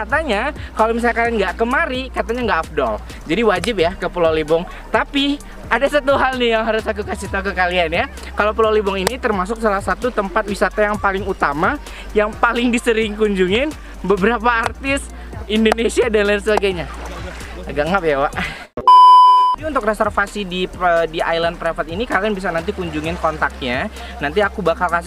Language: Indonesian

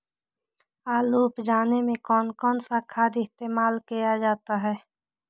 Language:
Magahi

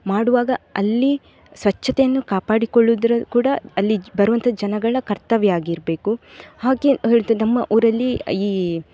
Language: Kannada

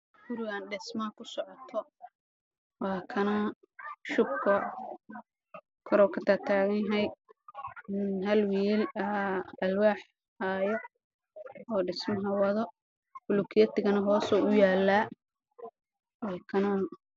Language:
Somali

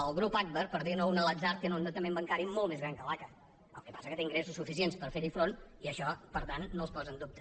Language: Catalan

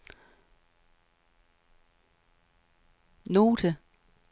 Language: Danish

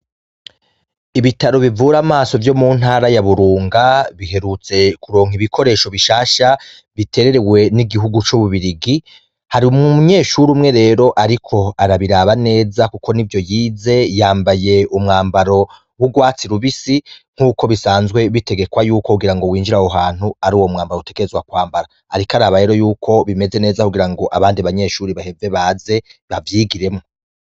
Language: Rundi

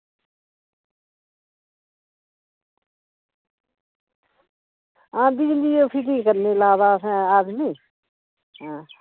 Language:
Dogri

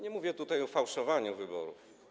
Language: Polish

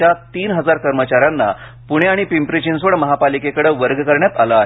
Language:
Marathi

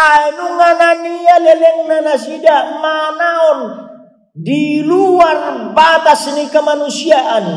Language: Indonesian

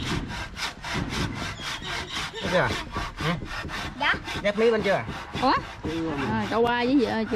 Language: Vietnamese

